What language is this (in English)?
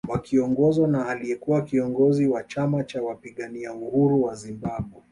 Swahili